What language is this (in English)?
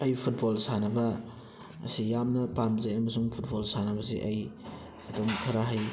Manipuri